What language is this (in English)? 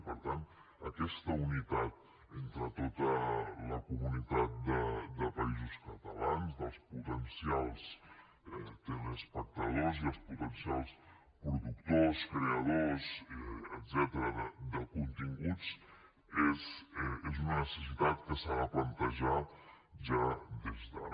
Catalan